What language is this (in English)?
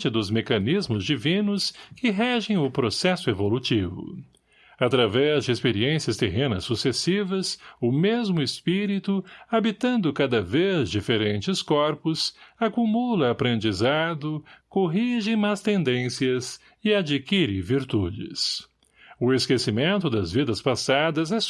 Portuguese